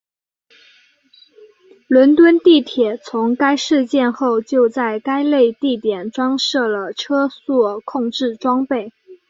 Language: Chinese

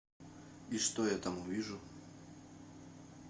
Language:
Russian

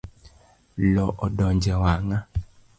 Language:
Luo (Kenya and Tanzania)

